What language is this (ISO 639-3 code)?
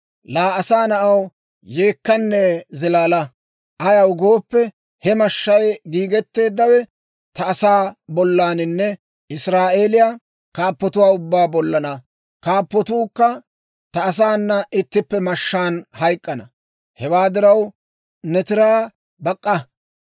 dwr